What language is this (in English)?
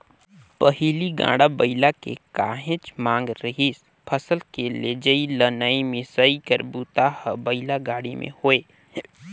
Chhattisgarhi